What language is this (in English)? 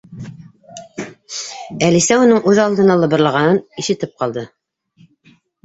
Bashkir